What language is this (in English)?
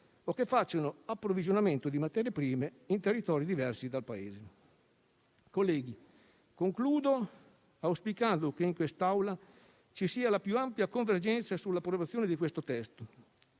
Italian